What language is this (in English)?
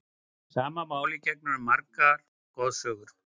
Icelandic